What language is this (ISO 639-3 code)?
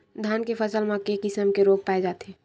hne